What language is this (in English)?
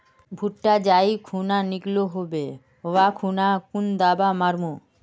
Magahi